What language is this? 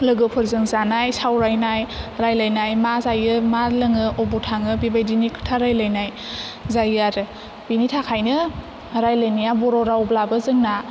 Bodo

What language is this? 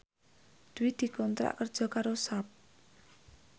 Javanese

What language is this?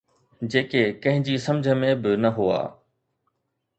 Sindhi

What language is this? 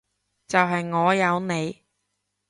Cantonese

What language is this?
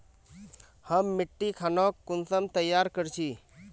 Magahi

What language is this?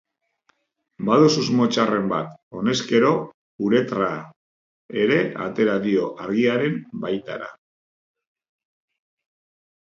Basque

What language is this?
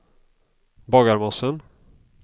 Swedish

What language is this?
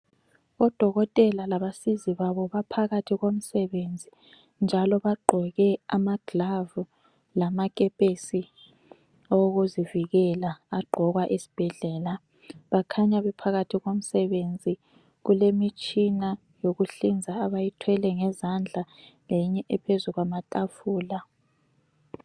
North Ndebele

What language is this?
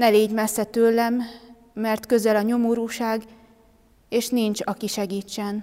Hungarian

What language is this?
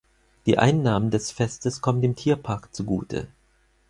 German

